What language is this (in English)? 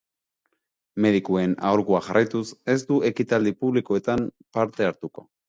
Basque